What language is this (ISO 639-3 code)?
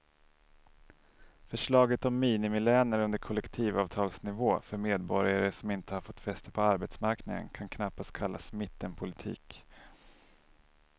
swe